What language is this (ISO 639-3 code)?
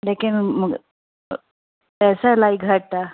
snd